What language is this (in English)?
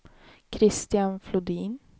Swedish